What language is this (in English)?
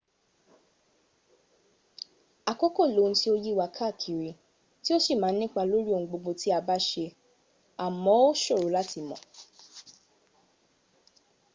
Yoruba